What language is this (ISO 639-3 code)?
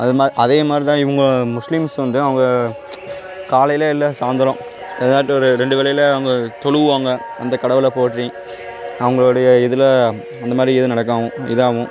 tam